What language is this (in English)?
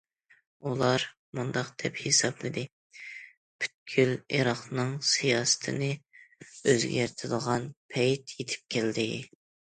Uyghur